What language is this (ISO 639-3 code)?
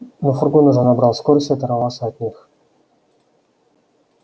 rus